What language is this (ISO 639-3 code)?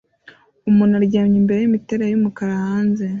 kin